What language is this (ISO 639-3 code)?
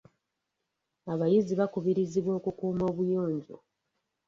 lug